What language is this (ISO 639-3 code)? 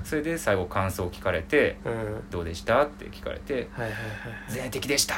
jpn